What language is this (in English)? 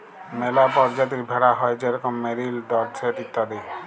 Bangla